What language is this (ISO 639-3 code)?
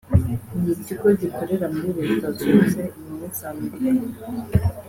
kin